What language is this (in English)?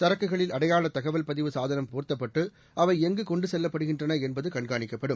Tamil